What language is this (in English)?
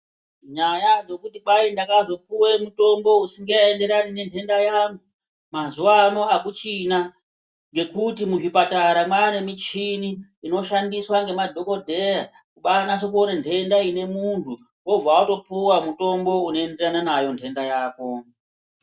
Ndau